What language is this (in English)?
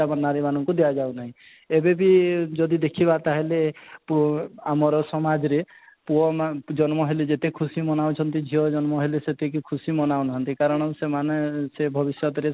Odia